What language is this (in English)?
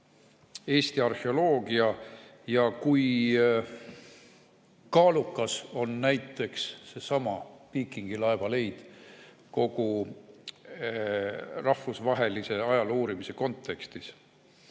Estonian